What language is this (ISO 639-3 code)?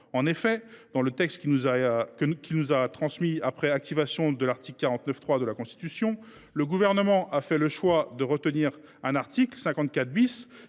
fra